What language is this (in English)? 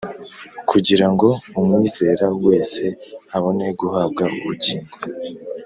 Kinyarwanda